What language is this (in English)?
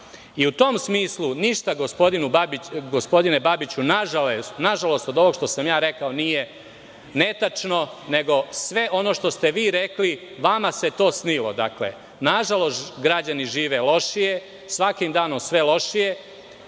Serbian